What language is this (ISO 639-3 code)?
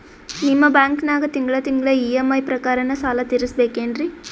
kan